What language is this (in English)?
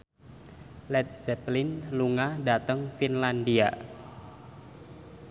Javanese